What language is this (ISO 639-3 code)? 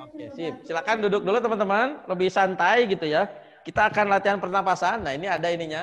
ind